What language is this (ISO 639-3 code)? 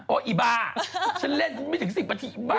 tha